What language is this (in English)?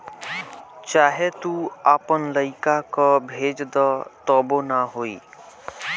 Bhojpuri